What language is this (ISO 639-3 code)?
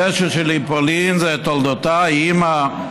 heb